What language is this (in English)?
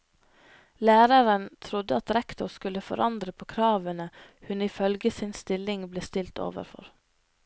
Norwegian